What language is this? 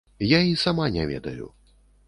Belarusian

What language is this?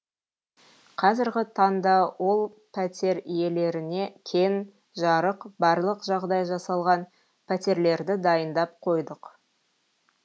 Kazakh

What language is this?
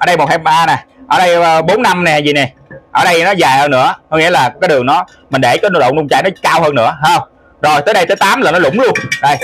Vietnamese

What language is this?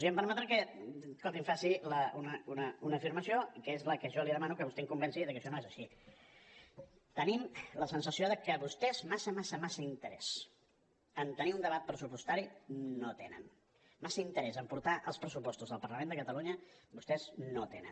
Catalan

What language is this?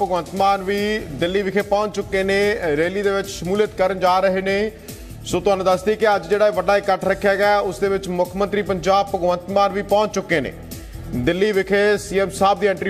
Hindi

